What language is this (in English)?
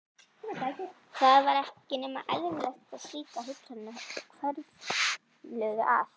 Icelandic